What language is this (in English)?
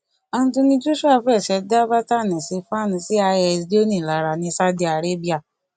Yoruba